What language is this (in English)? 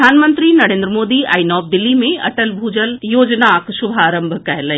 Maithili